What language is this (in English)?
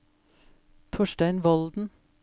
Norwegian